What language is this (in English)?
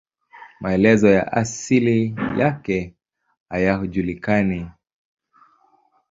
Swahili